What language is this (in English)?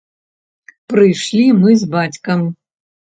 Belarusian